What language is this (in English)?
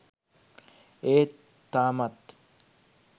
Sinhala